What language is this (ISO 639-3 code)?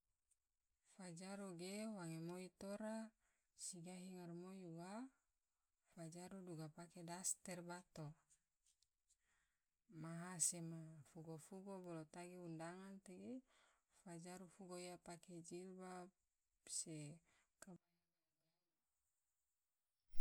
tvo